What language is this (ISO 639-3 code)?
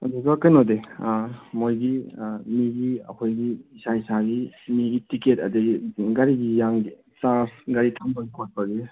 mni